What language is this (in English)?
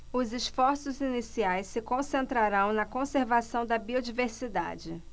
Portuguese